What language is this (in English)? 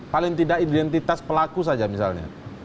Indonesian